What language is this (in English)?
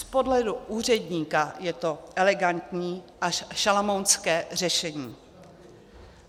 Czech